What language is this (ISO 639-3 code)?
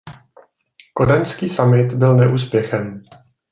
ces